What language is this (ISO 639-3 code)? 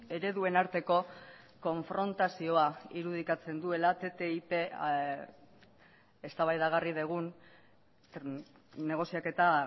eus